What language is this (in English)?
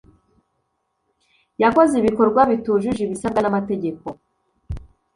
Kinyarwanda